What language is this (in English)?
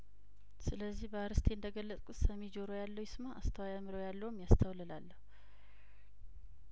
Amharic